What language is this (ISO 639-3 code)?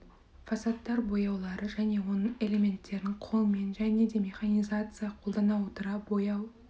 kaz